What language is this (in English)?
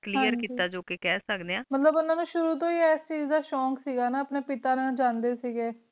Punjabi